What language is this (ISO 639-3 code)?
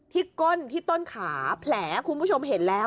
tha